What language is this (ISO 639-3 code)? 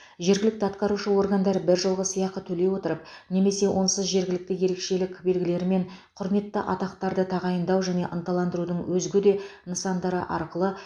kaz